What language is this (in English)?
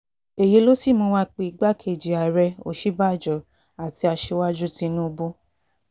Yoruba